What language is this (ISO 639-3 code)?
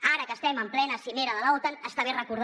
cat